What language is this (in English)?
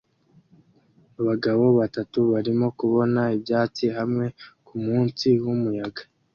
Kinyarwanda